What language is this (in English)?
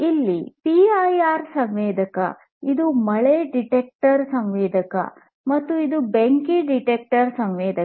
Kannada